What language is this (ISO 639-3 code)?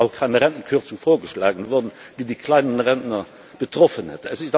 deu